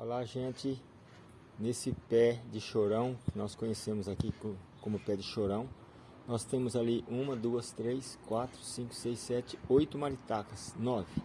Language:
Portuguese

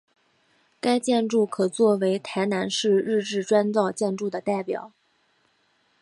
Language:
Chinese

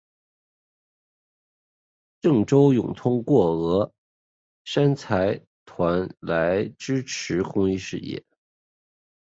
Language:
Chinese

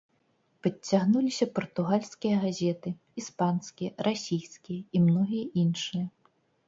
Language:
Belarusian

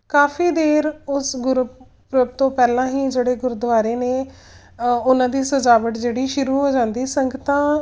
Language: Punjabi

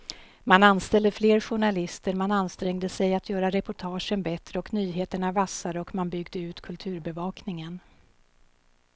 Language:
Swedish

